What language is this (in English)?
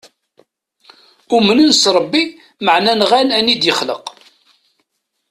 Kabyle